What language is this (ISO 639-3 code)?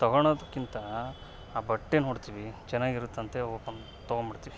kan